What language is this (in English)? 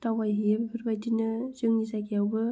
Bodo